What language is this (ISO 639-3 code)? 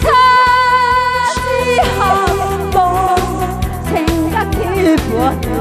kor